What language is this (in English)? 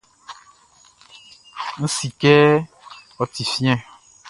Baoulé